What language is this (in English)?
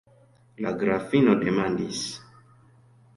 Esperanto